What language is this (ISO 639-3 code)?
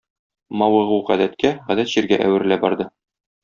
tat